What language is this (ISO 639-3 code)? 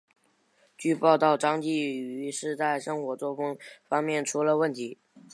zho